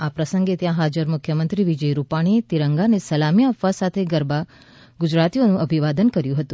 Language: Gujarati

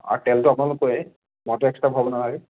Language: Assamese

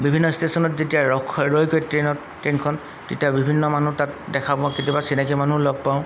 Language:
Assamese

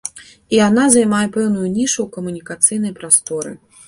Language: Belarusian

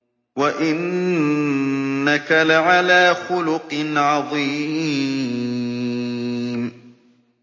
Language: Arabic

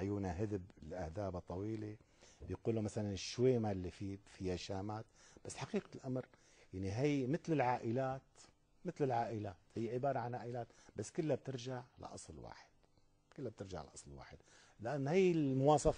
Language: Arabic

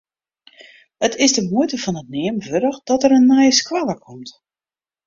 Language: Western Frisian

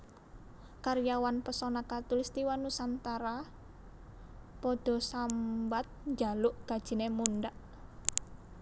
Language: Javanese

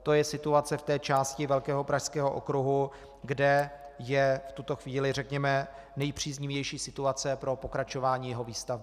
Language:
Czech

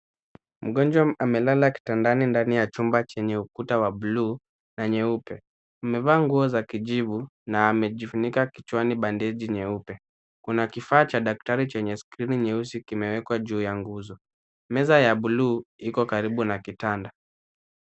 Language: Swahili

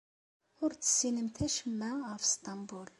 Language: Kabyle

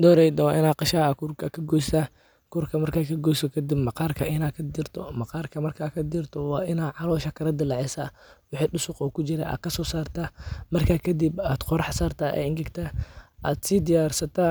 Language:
Somali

